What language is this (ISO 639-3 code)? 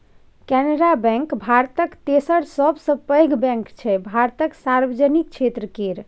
mai